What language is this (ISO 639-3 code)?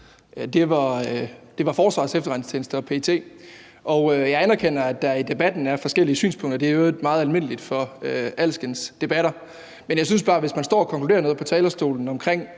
dan